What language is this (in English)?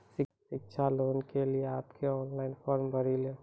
Maithili